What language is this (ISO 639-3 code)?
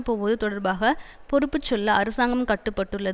tam